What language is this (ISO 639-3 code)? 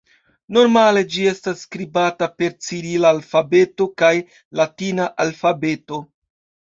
epo